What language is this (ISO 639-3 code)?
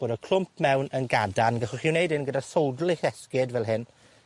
cym